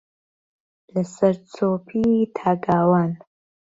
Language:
Central Kurdish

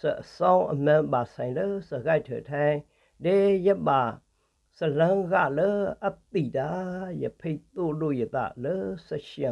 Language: Vietnamese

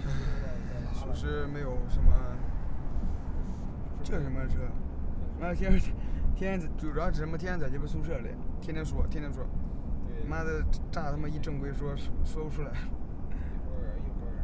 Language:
Chinese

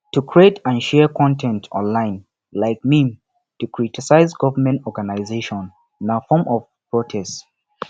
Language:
Nigerian Pidgin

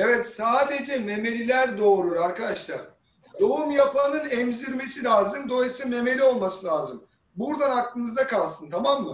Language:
Turkish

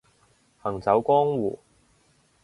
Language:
Cantonese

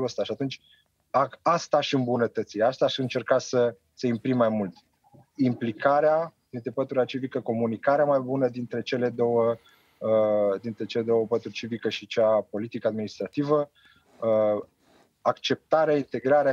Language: Romanian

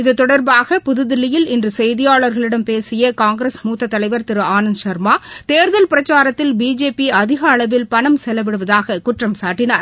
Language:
Tamil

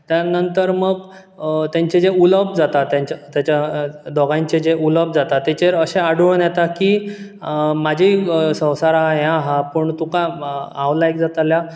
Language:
Konkani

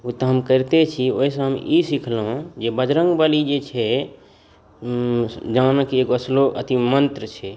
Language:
Maithili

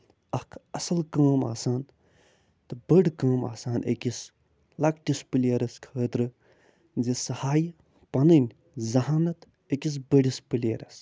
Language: Kashmiri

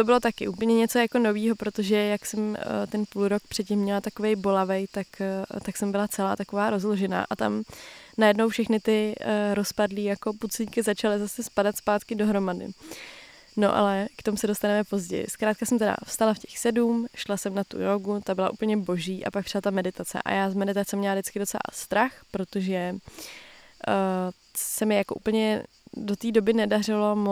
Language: Czech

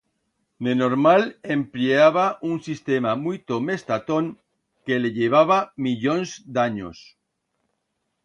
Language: Aragonese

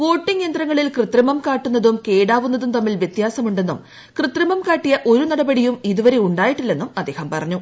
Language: Malayalam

